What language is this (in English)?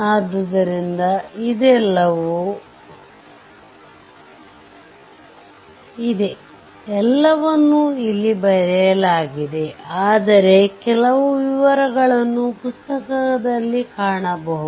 Kannada